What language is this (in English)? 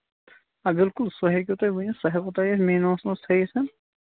Kashmiri